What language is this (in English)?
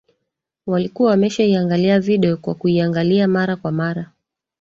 Swahili